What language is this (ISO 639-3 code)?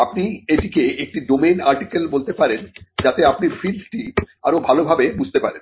ben